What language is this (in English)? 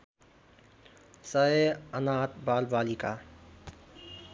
Nepali